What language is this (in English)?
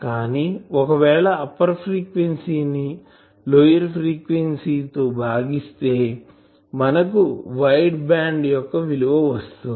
Telugu